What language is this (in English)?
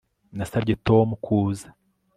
Kinyarwanda